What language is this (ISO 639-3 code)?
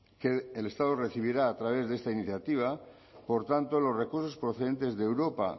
spa